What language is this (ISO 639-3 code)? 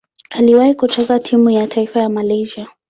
swa